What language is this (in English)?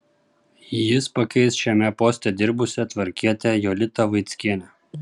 Lithuanian